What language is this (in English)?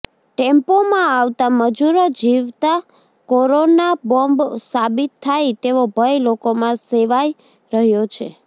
Gujarati